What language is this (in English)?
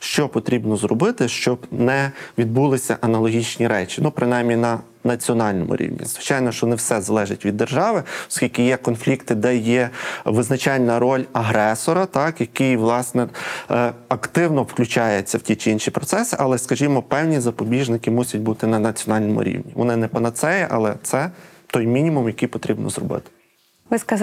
Ukrainian